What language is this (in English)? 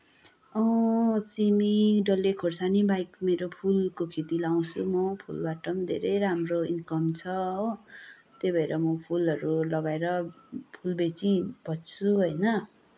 Nepali